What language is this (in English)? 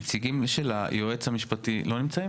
Hebrew